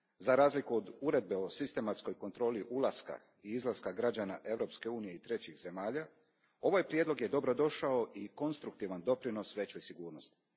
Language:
Croatian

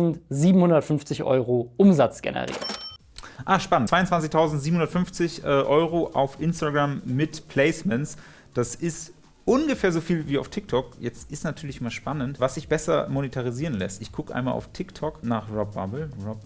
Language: German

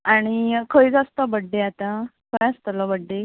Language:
Konkani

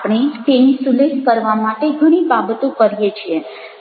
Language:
Gujarati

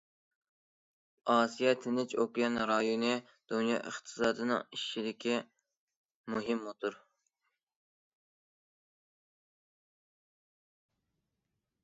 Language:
Uyghur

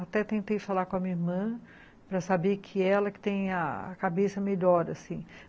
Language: Portuguese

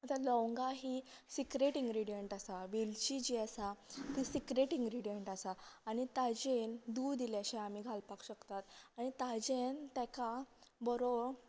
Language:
Konkani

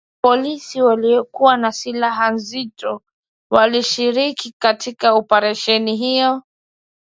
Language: Swahili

